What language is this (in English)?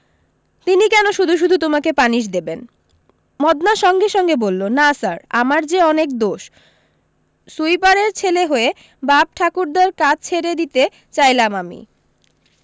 Bangla